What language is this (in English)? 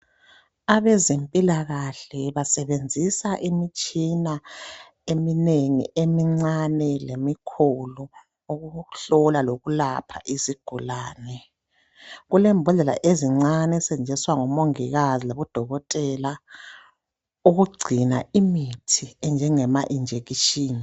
North Ndebele